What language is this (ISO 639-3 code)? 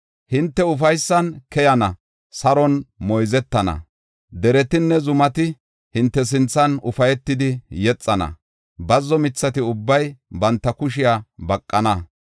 gof